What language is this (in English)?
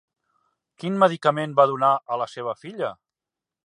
Catalan